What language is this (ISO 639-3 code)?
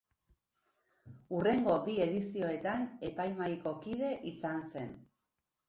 eus